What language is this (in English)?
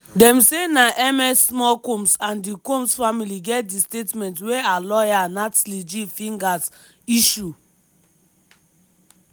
Nigerian Pidgin